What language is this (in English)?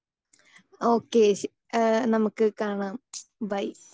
Malayalam